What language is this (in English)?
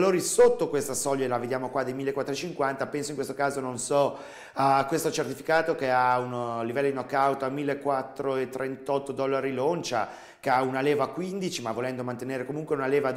Italian